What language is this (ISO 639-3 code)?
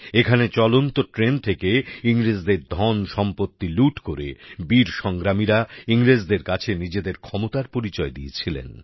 ben